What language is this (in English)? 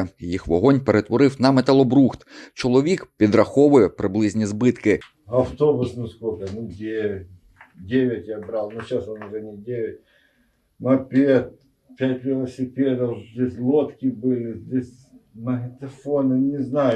Ukrainian